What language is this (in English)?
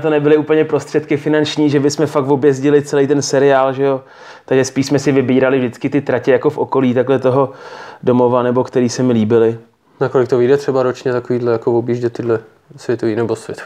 Czech